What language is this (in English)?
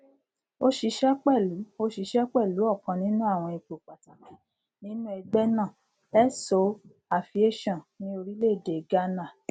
Yoruba